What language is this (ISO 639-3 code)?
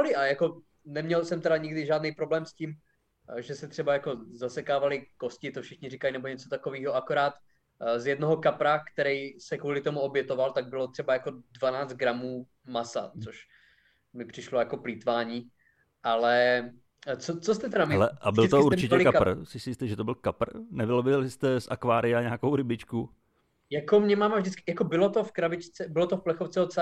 ces